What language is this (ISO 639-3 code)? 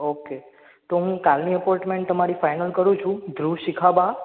guj